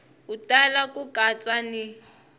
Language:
Tsonga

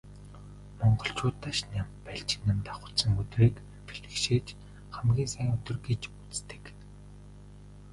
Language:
Mongolian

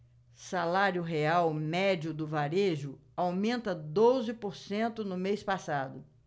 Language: Portuguese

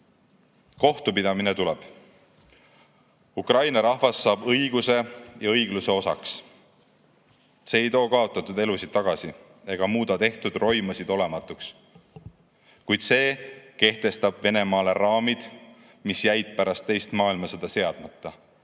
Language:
Estonian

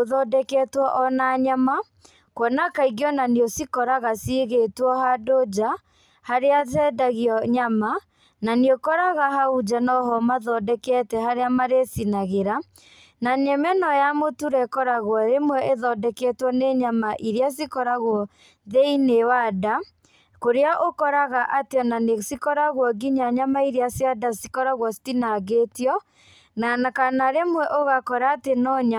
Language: Kikuyu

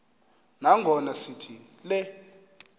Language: Xhosa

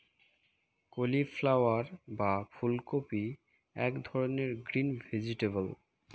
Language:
Bangla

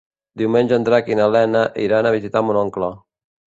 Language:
Catalan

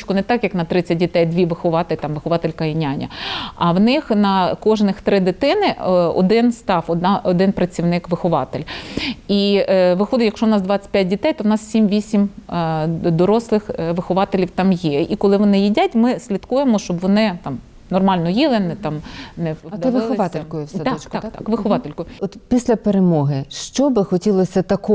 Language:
Ukrainian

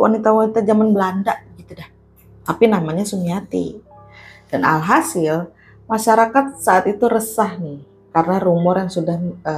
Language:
Indonesian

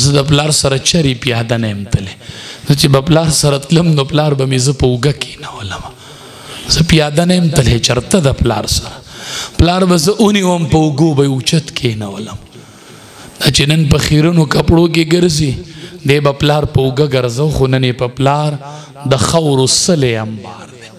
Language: Arabic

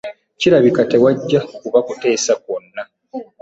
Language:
Ganda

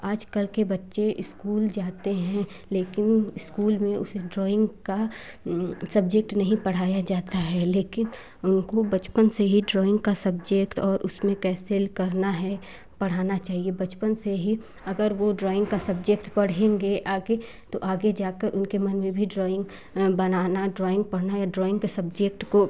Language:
Hindi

